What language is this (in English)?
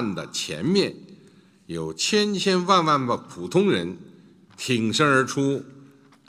Chinese